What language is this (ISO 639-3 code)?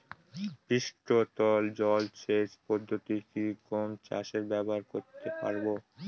ben